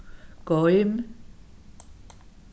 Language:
Faroese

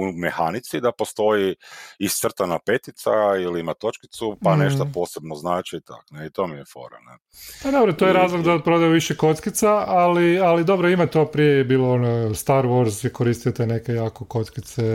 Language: Croatian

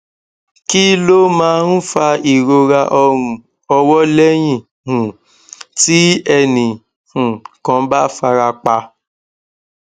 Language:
Yoruba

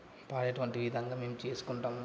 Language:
Telugu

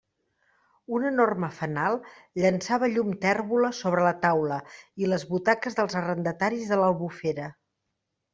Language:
Catalan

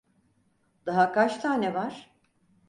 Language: Turkish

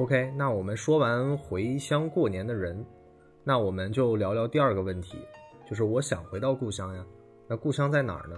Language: Chinese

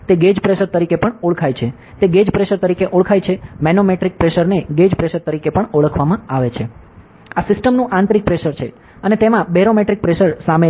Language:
Gujarati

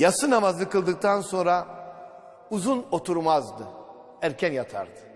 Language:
Turkish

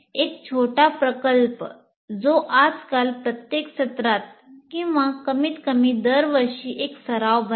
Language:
Marathi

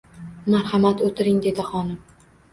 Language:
Uzbek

